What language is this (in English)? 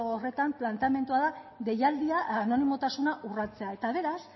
Basque